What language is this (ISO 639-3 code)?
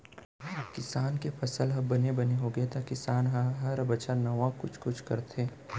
hne